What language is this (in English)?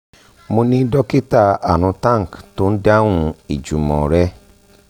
Yoruba